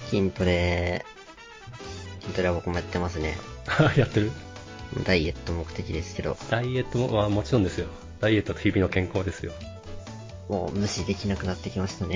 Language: Japanese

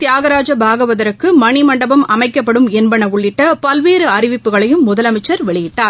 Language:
Tamil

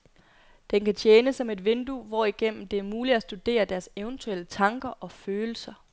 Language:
Danish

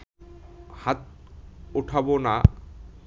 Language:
Bangla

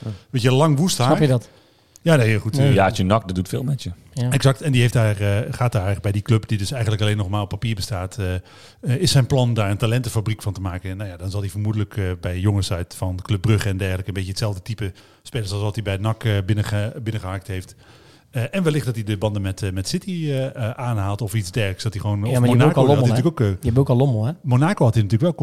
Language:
Dutch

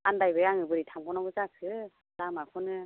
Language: Bodo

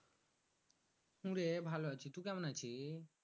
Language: Bangla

